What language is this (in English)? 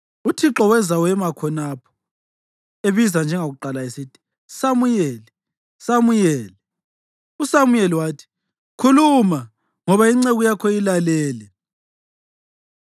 North Ndebele